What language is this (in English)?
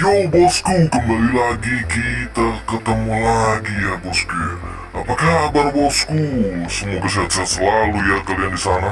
Indonesian